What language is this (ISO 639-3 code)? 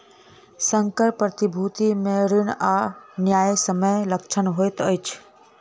mai